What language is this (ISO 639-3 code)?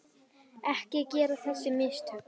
isl